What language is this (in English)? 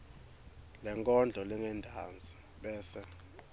Swati